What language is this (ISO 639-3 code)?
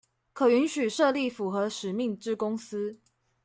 zho